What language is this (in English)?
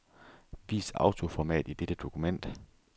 Danish